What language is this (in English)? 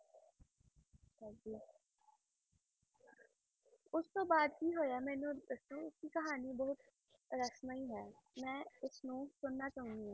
Punjabi